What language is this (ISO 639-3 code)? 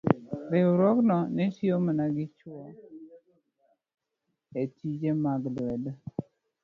luo